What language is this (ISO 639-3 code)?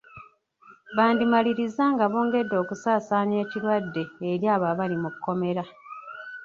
lug